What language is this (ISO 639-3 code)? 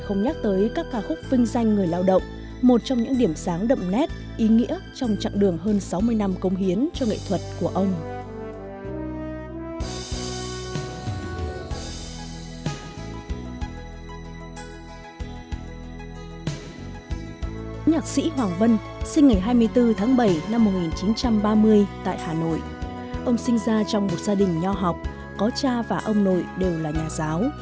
vie